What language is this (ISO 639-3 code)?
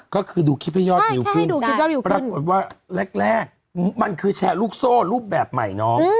tha